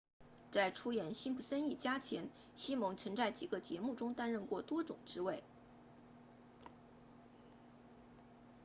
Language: Chinese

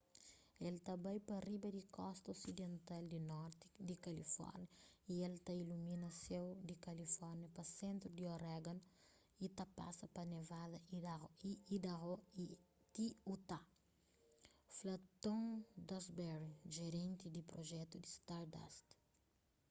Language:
Kabuverdianu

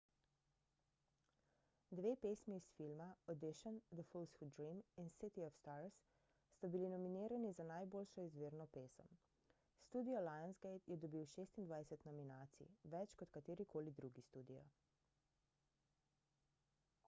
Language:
Slovenian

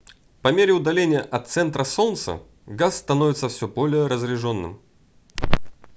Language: Russian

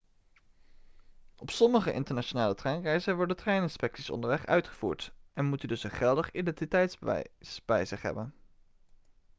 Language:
Dutch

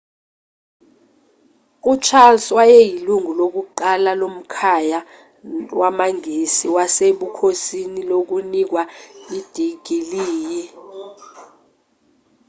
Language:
Zulu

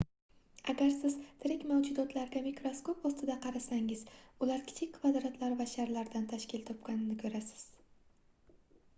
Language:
Uzbek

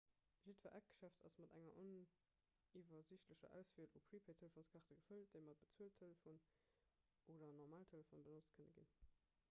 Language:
Luxembourgish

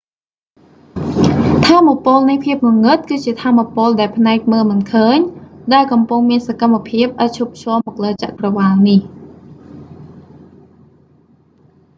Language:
Khmer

